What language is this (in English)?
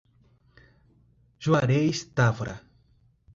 Portuguese